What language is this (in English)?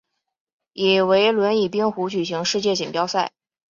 Chinese